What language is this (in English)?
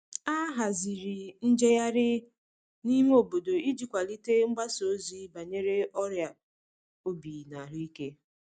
Igbo